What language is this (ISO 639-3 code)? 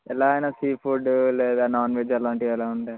tel